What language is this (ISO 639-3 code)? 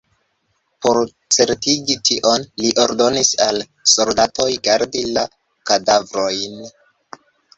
epo